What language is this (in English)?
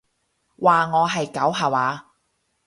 Cantonese